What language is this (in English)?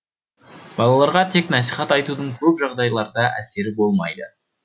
Kazakh